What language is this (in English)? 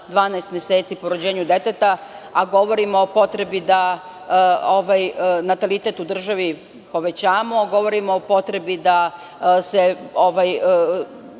Serbian